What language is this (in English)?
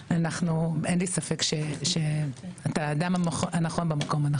Hebrew